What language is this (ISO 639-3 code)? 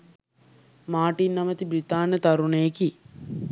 sin